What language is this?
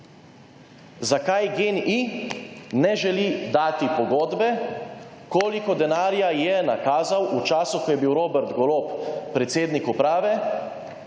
Slovenian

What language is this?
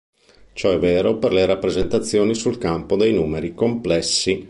Italian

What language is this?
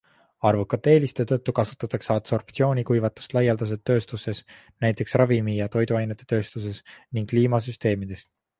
Estonian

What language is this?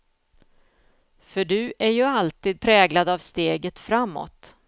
Swedish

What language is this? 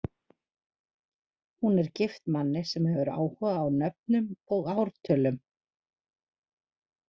Icelandic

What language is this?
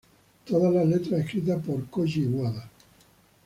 Spanish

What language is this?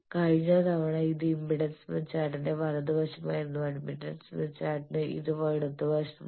Malayalam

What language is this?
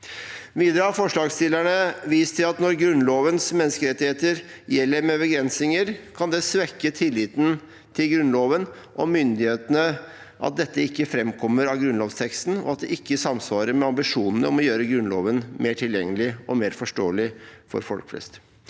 Norwegian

